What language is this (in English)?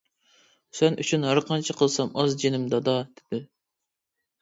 Uyghur